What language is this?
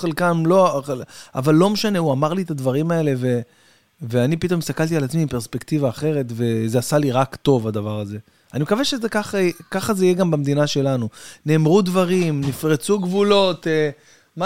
Hebrew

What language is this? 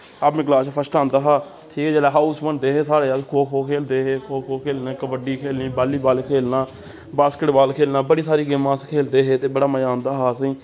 Dogri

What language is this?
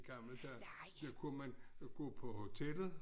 Danish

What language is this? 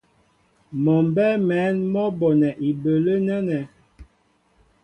Mbo (Cameroon)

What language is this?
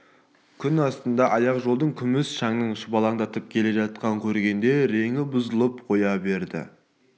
Kazakh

